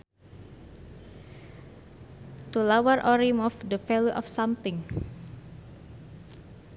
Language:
Sundanese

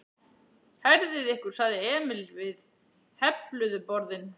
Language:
Icelandic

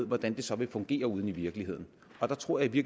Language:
Danish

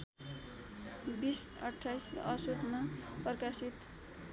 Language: Nepali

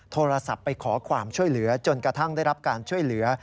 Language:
Thai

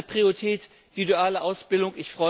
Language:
German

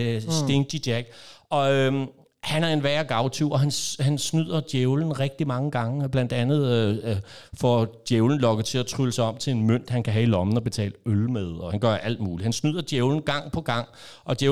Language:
Danish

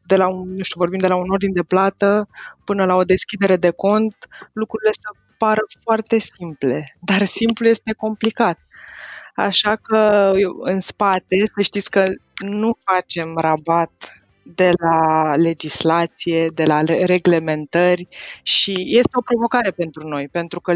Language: Romanian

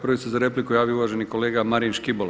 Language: Croatian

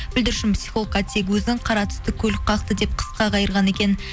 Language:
Kazakh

